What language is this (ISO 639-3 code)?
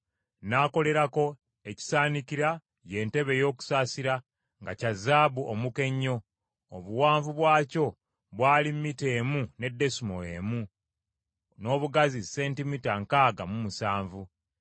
lug